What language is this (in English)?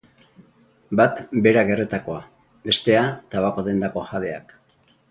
Basque